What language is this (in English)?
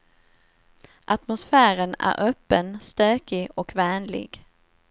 Swedish